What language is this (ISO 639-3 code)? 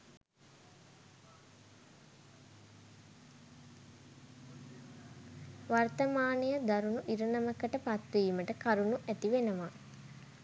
sin